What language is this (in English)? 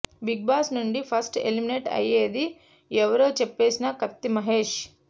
Telugu